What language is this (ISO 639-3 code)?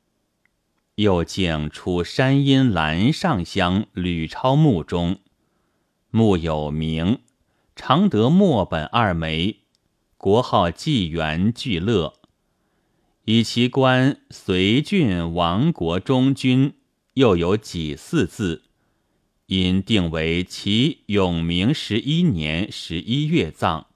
zho